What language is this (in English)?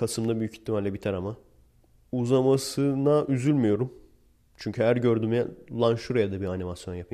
Turkish